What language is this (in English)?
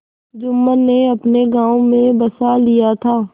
Hindi